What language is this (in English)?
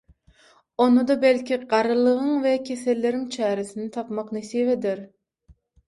Turkmen